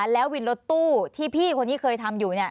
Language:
Thai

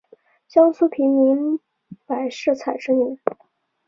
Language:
Chinese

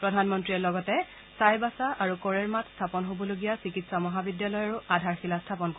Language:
Assamese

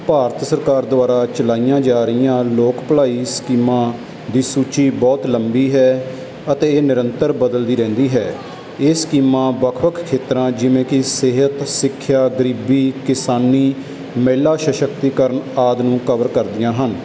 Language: Punjabi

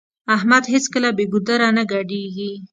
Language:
Pashto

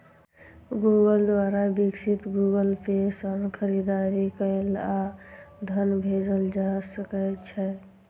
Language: Maithili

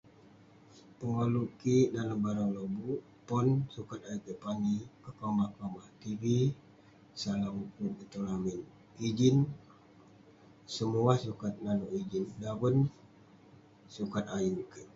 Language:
Western Penan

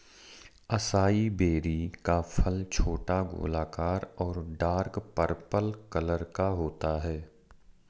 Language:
Hindi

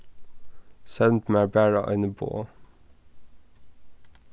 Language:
Faroese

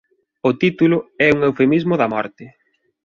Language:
Galician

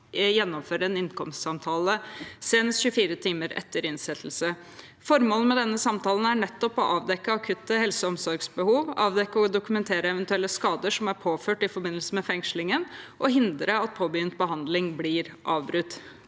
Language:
Norwegian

